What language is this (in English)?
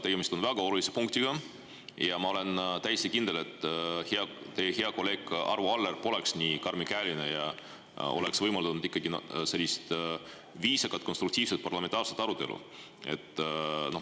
Estonian